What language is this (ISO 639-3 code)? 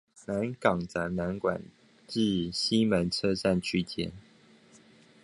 zho